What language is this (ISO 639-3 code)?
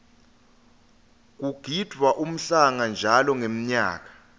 ssw